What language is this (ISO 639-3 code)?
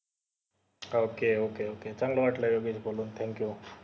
mar